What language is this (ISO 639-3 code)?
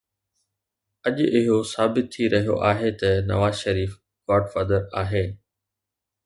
snd